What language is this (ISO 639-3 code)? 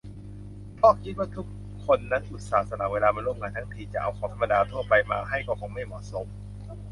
tha